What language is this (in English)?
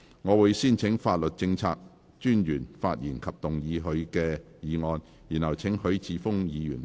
Cantonese